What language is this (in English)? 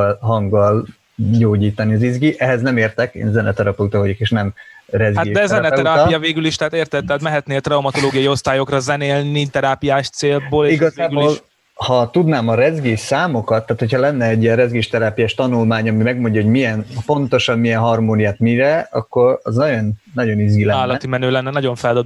Hungarian